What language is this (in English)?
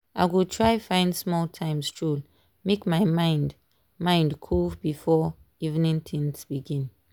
Nigerian Pidgin